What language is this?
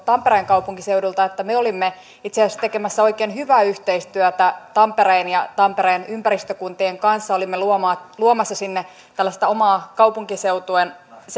Finnish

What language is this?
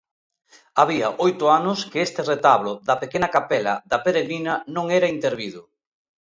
Galician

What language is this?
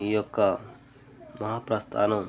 Telugu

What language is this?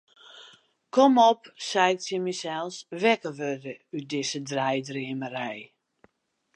Western Frisian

